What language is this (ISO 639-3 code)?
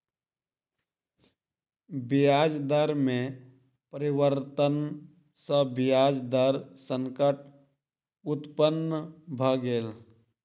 mai